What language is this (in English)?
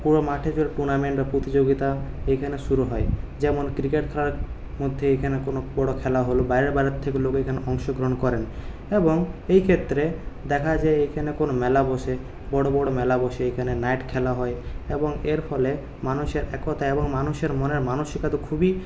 Bangla